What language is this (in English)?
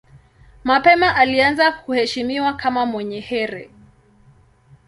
Swahili